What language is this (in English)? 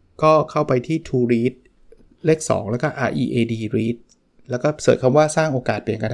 Thai